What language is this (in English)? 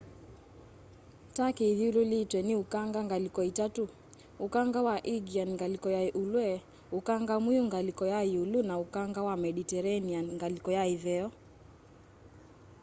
Kamba